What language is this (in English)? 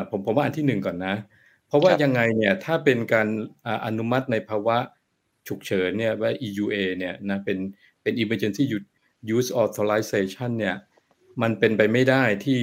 Thai